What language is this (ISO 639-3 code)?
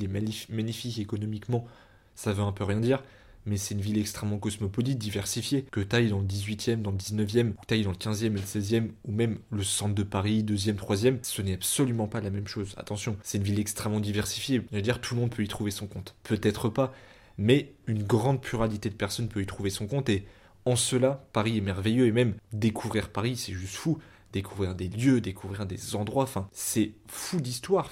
fra